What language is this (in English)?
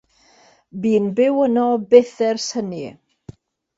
Welsh